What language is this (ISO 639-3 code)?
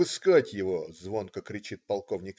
rus